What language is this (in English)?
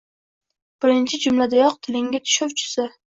Uzbek